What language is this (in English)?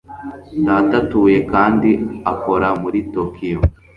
Kinyarwanda